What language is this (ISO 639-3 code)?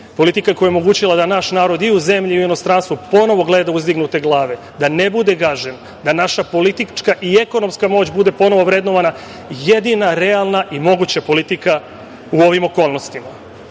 srp